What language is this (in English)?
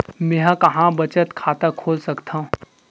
Chhattisgarhi